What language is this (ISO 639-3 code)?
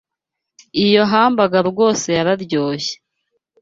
kin